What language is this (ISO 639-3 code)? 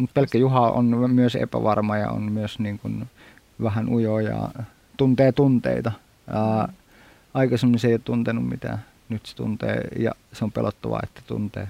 fin